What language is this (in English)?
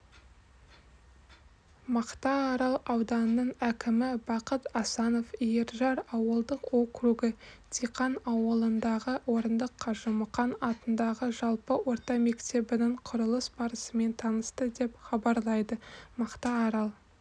Kazakh